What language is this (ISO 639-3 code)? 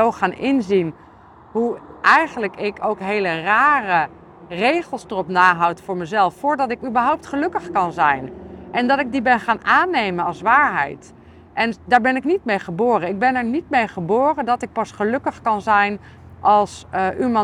nld